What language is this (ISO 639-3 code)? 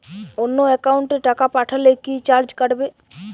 ben